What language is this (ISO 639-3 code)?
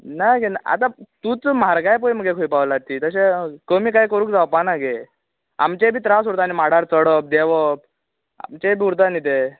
kok